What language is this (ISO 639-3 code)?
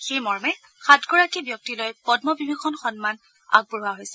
asm